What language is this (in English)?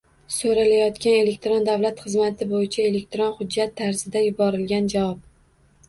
Uzbek